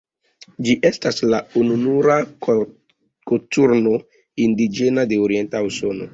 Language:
Esperanto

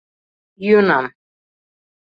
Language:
Mari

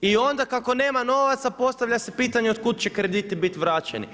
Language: Croatian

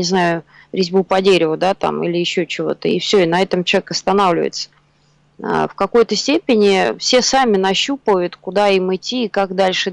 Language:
Russian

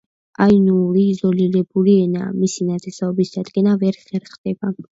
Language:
Georgian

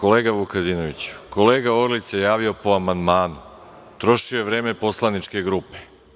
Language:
Serbian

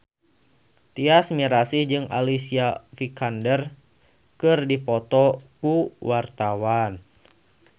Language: Sundanese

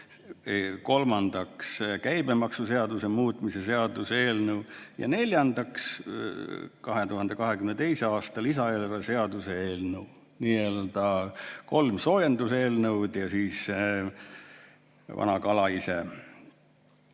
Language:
Estonian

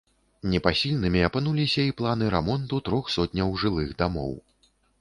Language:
Belarusian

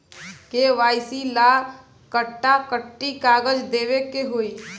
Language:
Bhojpuri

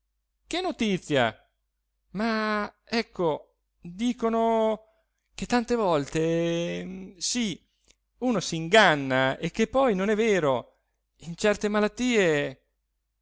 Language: Italian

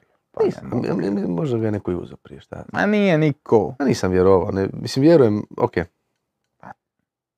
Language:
Croatian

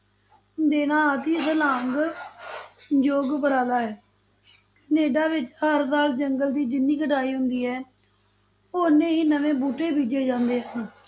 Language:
Punjabi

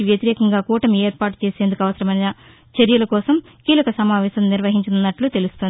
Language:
Telugu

